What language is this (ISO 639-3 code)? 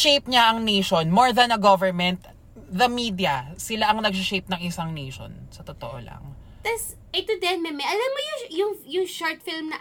fil